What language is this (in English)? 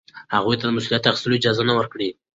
Pashto